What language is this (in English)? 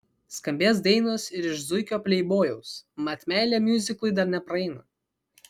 Lithuanian